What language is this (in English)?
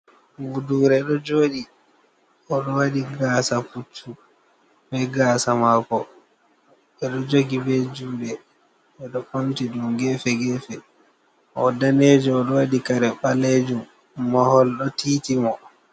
Fula